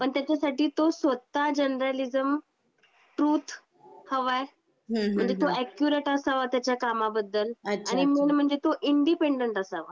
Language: Marathi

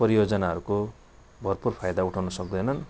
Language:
Nepali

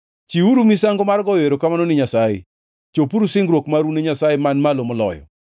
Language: Luo (Kenya and Tanzania)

